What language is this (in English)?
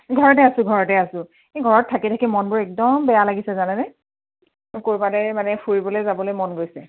Assamese